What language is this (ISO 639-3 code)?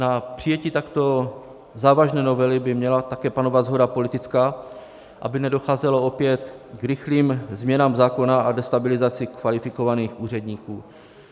ces